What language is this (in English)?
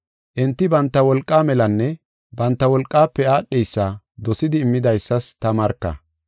Gofa